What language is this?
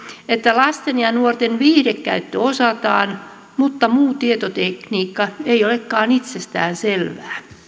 Finnish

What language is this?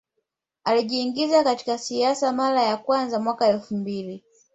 Swahili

